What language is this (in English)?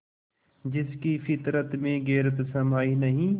Hindi